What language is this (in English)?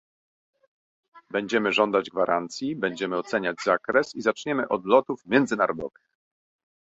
Polish